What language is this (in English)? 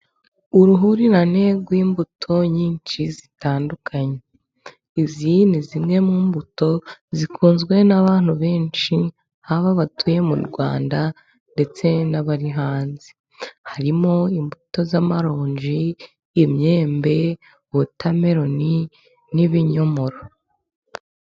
Kinyarwanda